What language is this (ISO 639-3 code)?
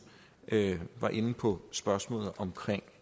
dan